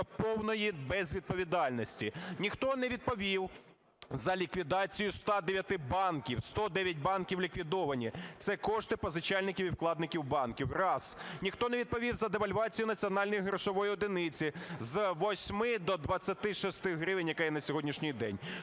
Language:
Ukrainian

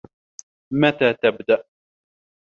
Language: Arabic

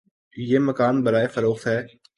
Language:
Urdu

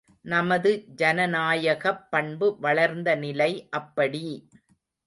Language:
Tamil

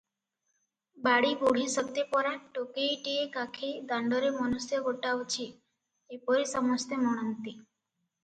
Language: Odia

